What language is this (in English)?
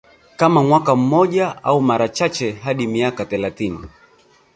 Swahili